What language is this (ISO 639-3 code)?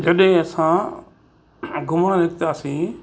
snd